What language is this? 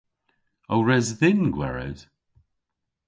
Cornish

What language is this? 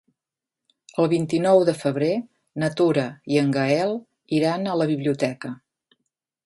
Catalan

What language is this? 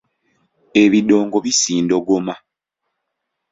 Ganda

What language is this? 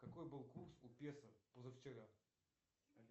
Russian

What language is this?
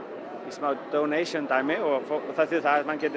Icelandic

